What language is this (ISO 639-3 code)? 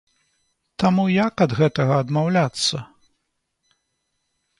bel